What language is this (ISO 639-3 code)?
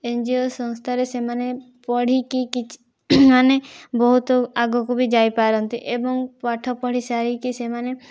ori